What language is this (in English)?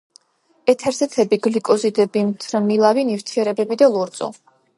Georgian